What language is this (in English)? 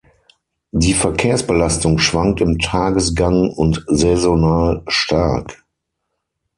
German